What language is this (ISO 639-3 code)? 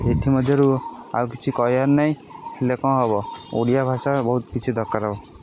ori